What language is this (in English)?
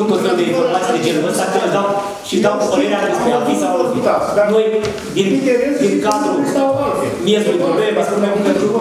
Romanian